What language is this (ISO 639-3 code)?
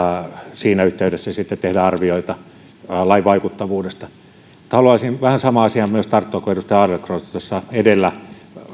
fin